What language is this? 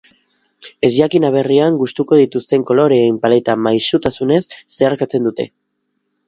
Basque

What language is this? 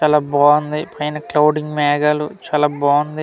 Telugu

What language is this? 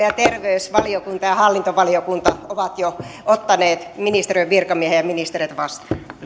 Finnish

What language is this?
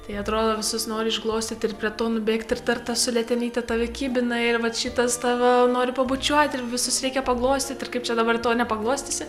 Lithuanian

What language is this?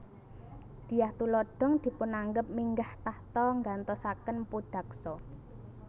Javanese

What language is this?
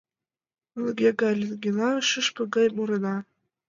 Mari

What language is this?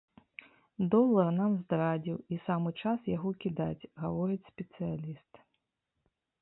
Belarusian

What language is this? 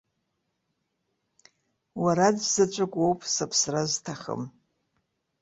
Abkhazian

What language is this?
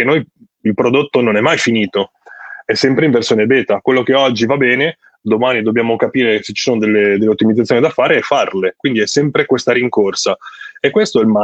Italian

